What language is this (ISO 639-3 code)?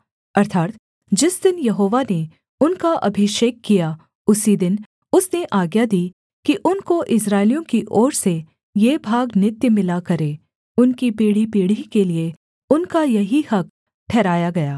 hin